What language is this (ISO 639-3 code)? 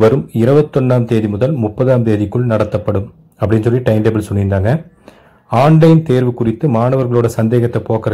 hin